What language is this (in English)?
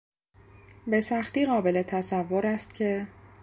Persian